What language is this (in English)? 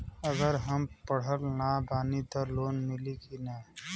Bhojpuri